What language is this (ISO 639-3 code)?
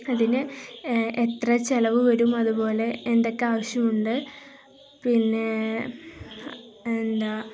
mal